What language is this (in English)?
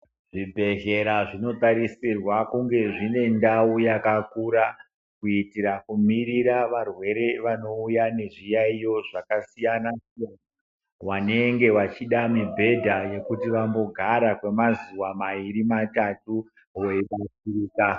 Ndau